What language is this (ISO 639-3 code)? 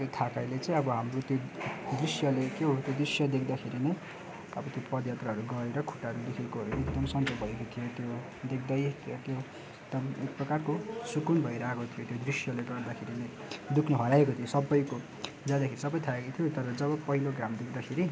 nep